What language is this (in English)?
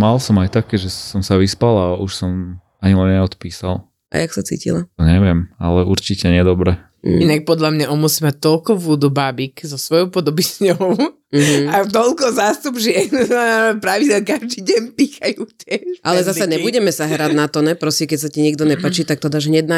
Slovak